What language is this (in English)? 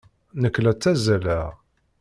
Kabyle